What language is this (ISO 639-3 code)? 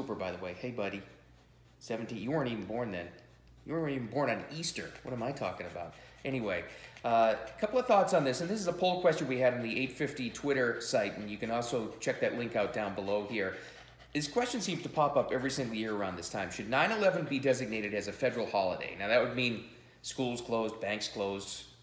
eng